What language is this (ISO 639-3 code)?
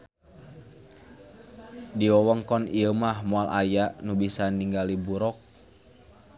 sun